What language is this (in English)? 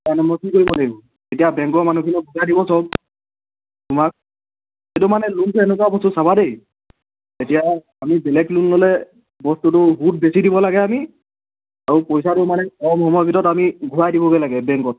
Assamese